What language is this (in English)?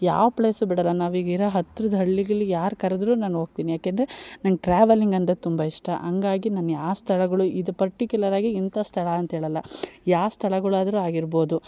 Kannada